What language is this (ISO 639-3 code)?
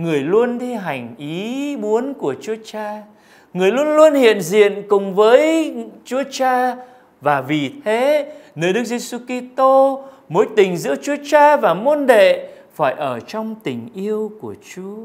vie